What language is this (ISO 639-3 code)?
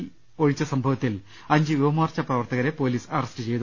mal